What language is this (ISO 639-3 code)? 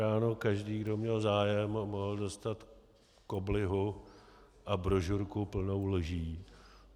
ces